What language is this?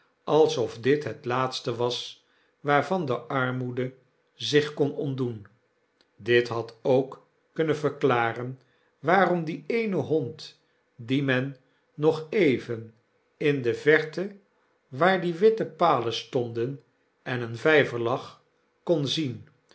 Dutch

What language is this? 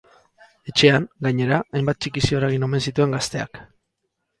Basque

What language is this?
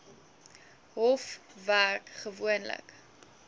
Afrikaans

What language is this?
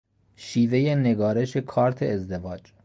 Persian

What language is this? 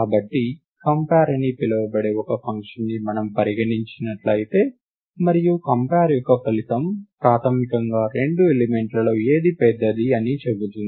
Telugu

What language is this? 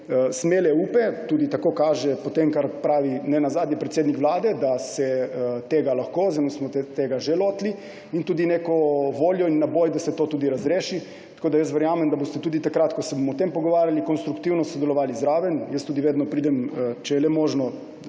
Slovenian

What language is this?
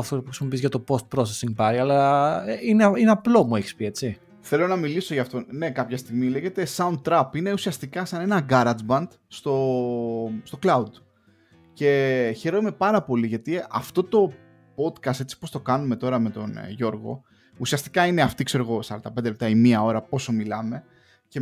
Greek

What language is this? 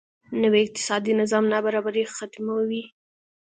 Pashto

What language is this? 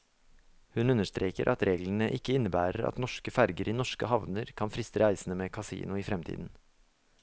Norwegian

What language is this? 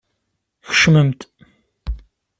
Kabyle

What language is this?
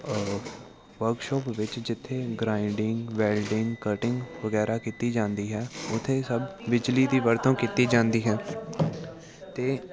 Punjabi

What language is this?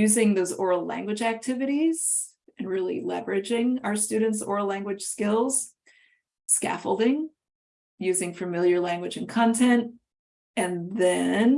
English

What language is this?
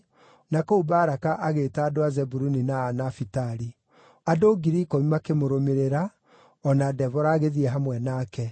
Kikuyu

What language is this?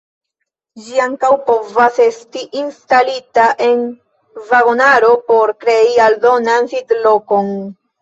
Esperanto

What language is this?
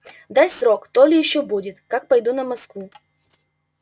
Russian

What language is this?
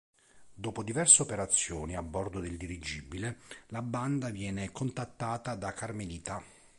Italian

